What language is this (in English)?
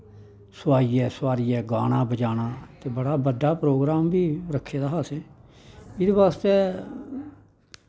Dogri